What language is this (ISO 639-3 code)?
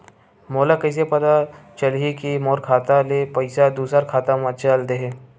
hne